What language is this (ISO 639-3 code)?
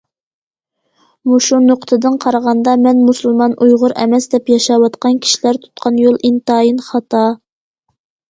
uig